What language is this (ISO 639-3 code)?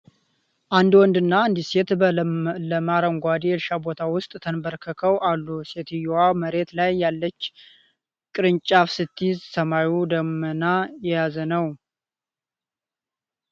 amh